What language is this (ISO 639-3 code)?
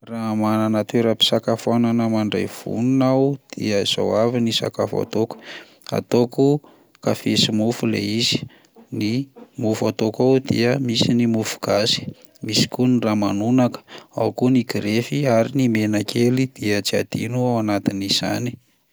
mlg